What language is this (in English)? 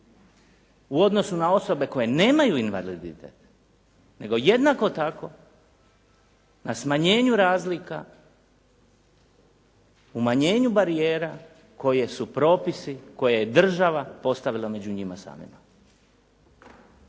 Croatian